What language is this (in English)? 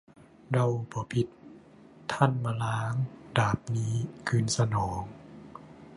Thai